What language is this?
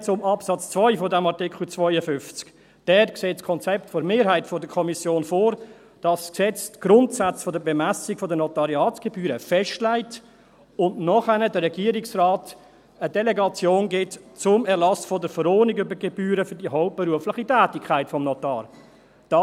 Swiss German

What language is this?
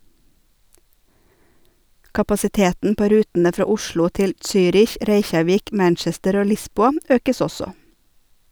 Norwegian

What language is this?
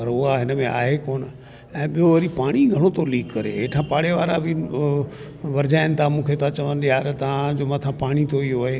Sindhi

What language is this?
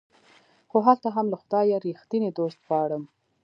Pashto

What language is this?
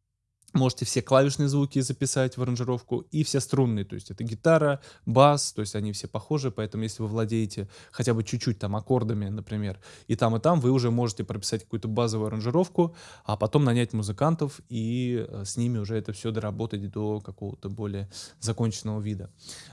Russian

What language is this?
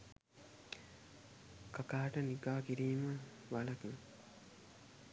Sinhala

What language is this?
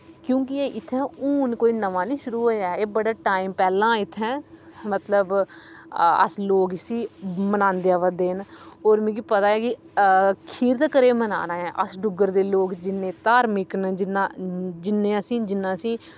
Dogri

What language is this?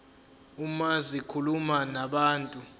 Zulu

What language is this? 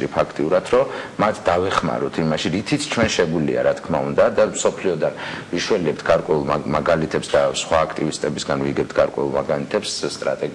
Romanian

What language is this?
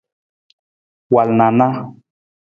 Nawdm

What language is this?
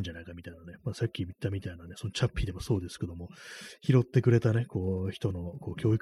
Japanese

